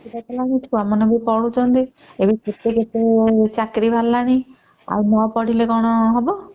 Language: Odia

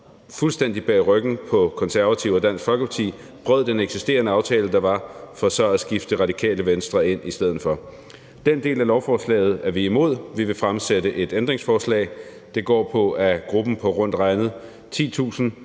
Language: Danish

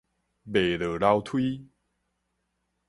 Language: Min Nan Chinese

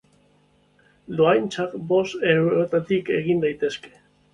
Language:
Basque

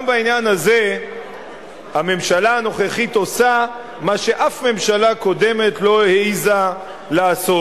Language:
Hebrew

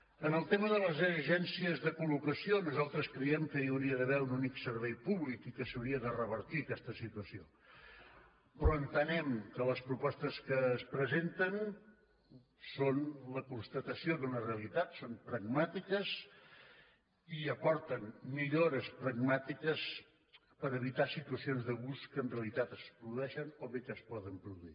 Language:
Catalan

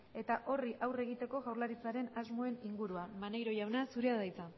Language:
Basque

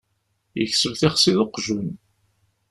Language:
Kabyle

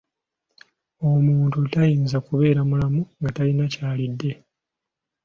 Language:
Ganda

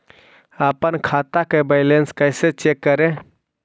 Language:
Magahi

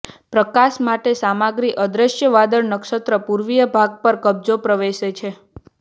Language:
Gujarati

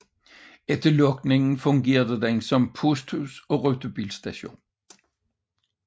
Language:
Danish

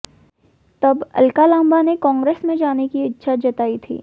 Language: Hindi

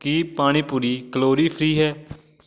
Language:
Punjabi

